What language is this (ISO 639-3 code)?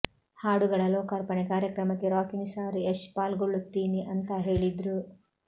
kan